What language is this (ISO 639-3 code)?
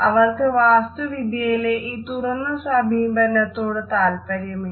mal